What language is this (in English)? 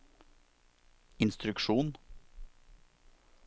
Norwegian